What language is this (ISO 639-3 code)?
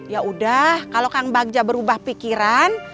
ind